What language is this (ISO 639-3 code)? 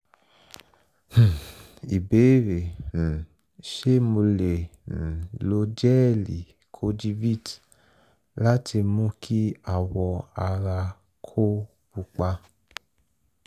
yor